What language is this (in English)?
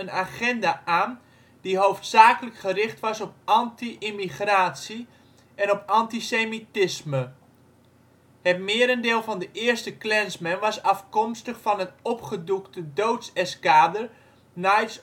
Dutch